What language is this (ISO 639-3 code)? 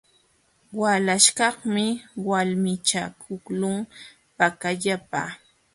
qxw